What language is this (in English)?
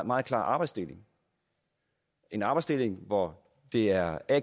Danish